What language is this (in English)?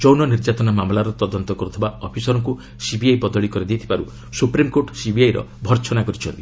Odia